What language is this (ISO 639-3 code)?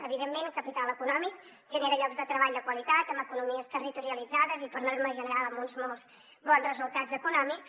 cat